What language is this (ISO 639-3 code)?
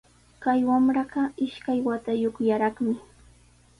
qws